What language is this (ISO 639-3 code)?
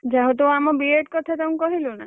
ori